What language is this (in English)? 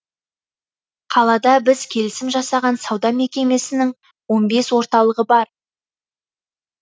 Kazakh